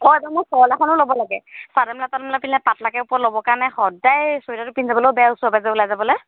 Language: Assamese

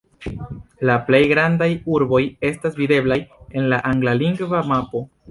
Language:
Esperanto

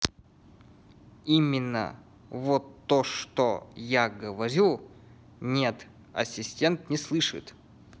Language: Russian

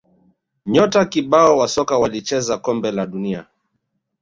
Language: Swahili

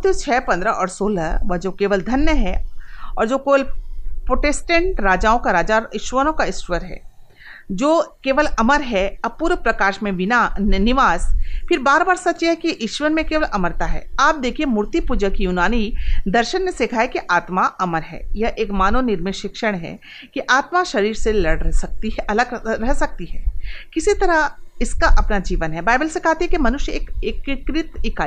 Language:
Hindi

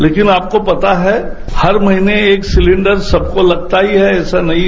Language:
Hindi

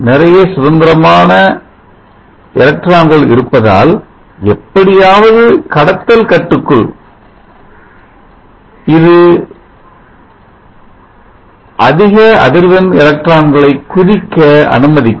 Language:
Tamil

